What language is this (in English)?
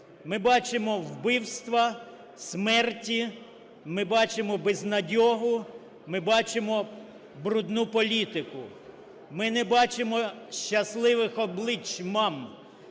Ukrainian